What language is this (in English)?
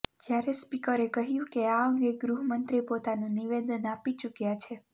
Gujarati